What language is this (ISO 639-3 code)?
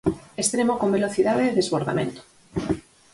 glg